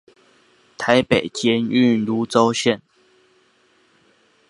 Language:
Chinese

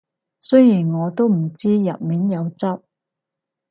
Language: Cantonese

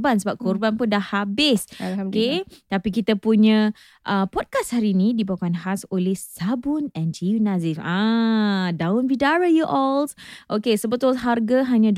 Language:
Malay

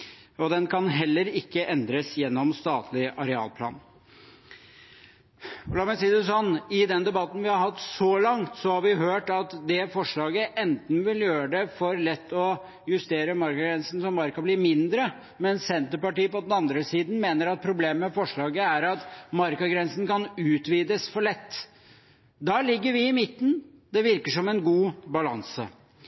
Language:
Norwegian Bokmål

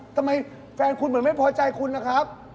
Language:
Thai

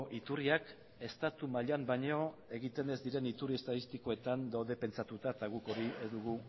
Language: Basque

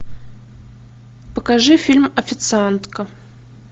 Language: Russian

